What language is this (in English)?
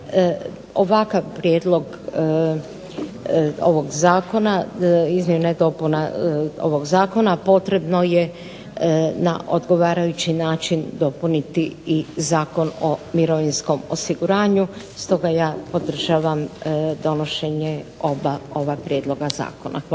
Croatian